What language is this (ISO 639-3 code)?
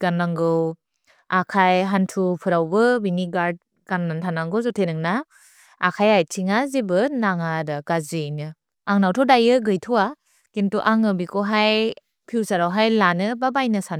brx